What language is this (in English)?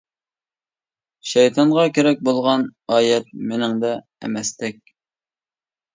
Uyghur